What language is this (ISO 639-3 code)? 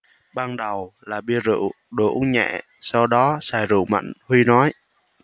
vie